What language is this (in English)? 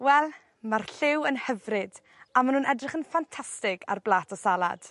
Welsh